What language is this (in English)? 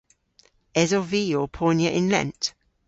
Cornish